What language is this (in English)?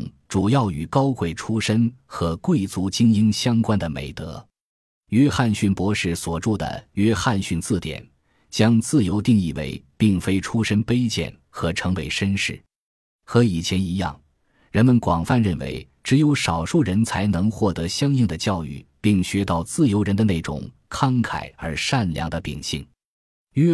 Chinese